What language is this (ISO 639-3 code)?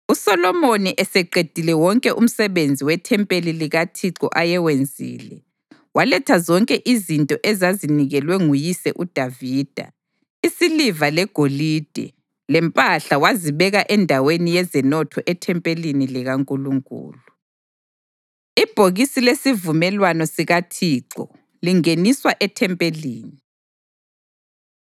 nde